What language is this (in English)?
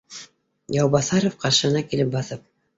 Bashkir